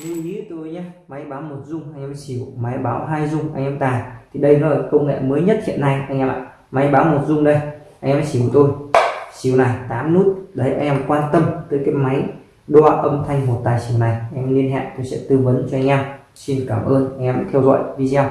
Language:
Vietnamese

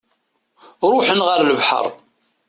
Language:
Kabyle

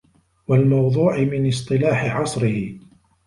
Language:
Arabic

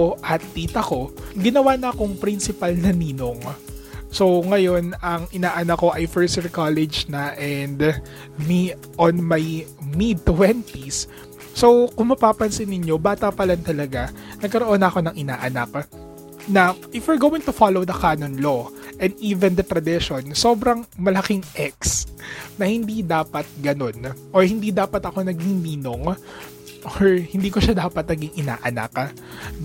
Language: Filipino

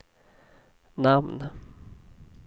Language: Swedish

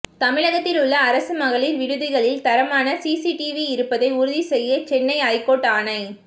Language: Tamil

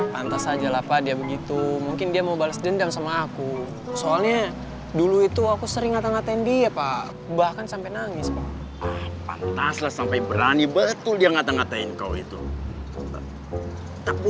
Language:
Indonesian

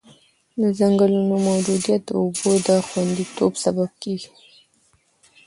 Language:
Pashto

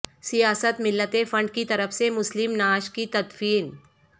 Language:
Urdu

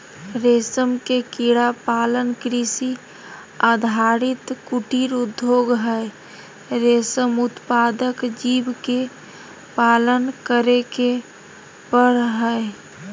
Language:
Magahi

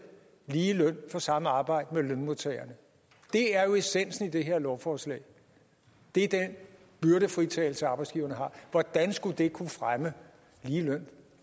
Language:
Danish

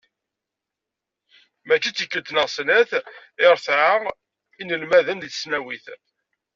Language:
Kabyle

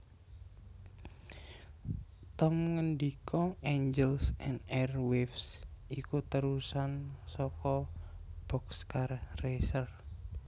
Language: Javanese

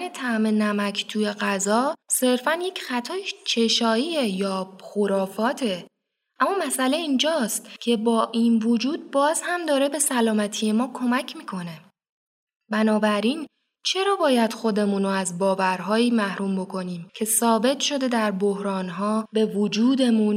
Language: Persian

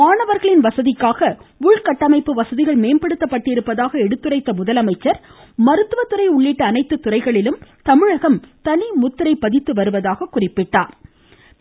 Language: Tamil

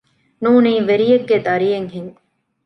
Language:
Divehi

